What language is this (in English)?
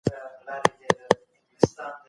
Pashto